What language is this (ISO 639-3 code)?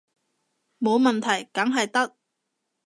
yue